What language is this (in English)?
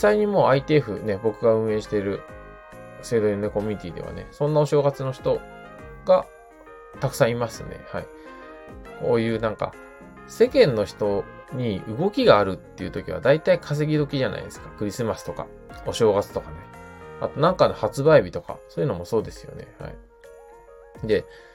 Japanese